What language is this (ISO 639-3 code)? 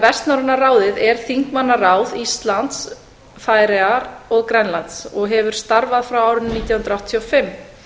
isl